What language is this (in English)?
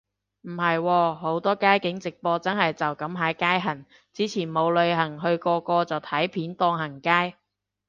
Cantonese